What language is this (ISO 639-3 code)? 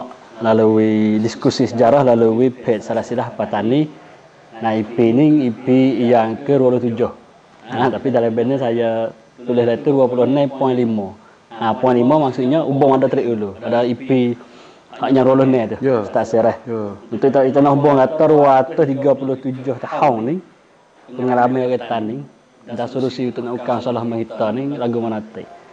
msa